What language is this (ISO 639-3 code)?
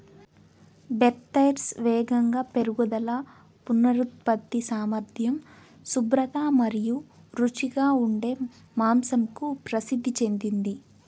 tel